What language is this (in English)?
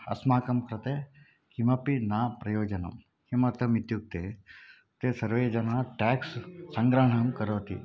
Sanskrit